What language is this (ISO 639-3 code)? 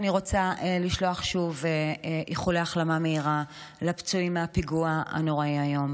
heb